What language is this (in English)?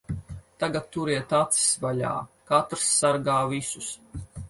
Latvian